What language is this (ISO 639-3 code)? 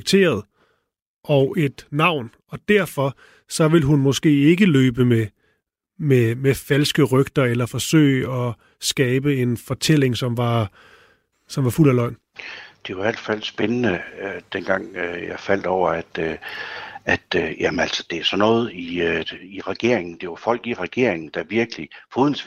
dan